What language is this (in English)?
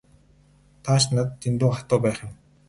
Mongolian